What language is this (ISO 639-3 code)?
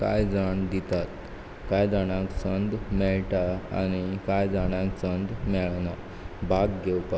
kok